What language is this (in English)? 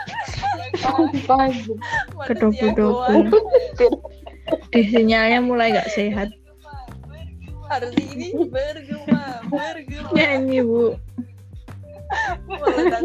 Indonesian